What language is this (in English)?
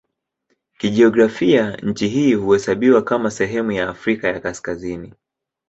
Swahili